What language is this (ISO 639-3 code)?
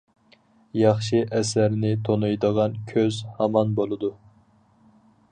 uig